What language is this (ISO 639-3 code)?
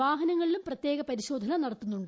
mal